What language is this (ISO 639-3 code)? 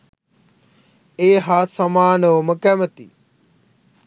sin